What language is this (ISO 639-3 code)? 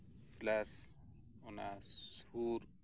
sat